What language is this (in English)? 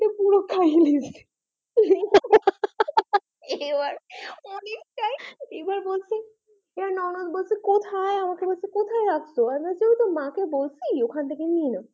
Bangla